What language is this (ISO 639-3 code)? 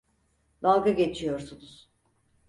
tur